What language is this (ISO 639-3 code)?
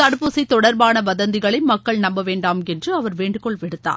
tam